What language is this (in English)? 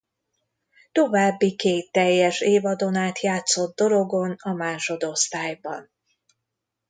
Hungarian